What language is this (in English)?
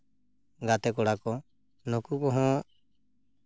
Santali